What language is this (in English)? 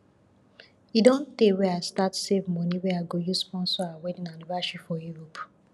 Nigerian Pidgin